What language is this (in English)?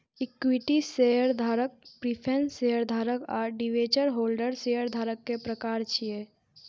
Maithili